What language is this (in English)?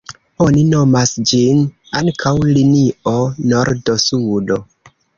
Esperanto